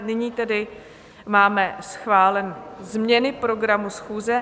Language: Czech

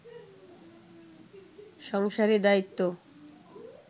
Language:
Bangla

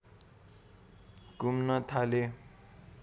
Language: Nepali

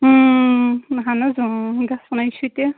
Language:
Kashmiri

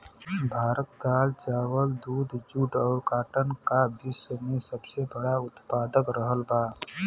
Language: Bhojpuri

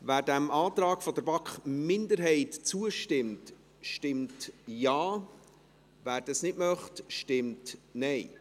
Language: Swiss German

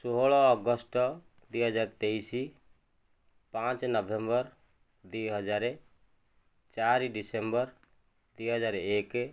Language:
Odia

